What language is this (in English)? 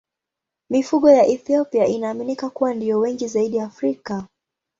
Swahili